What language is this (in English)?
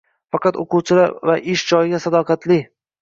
Uzbek